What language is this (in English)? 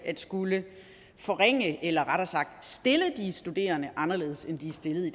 Danish